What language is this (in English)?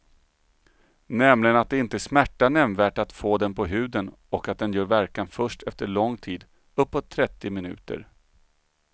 Swedish